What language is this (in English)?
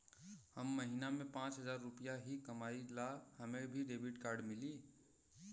Bhojpuri